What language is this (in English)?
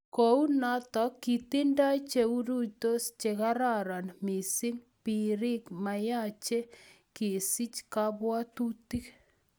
Kalenjin